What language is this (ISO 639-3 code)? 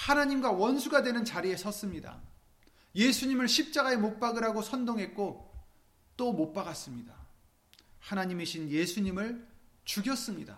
kor